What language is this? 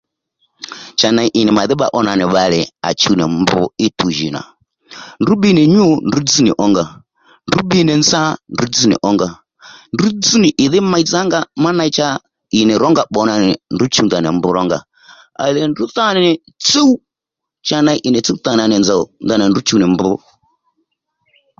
Lendu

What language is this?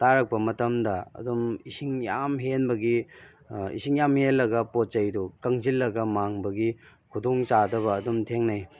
Manipuri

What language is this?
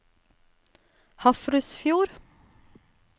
Norwegian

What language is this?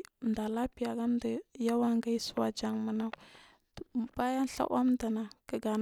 Marghi South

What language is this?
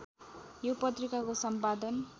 Nepali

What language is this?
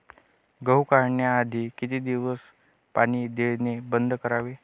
Marathi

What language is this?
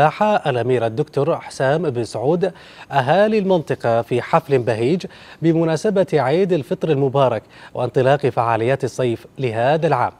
Arabic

